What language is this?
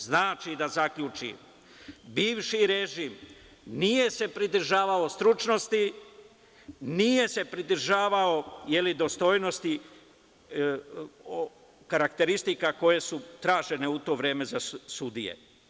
Serbian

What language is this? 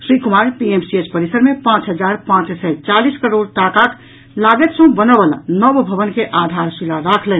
Maithili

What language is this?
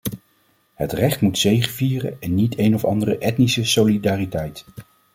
Dutch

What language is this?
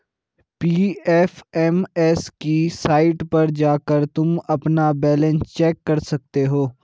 Hindi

